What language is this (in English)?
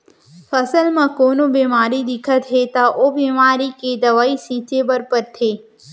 Chhattisgarhi